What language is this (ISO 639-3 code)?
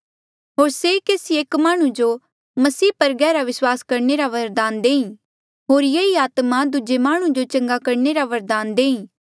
mjl